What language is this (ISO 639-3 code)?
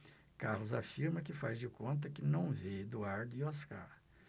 por